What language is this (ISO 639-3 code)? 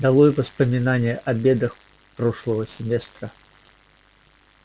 rus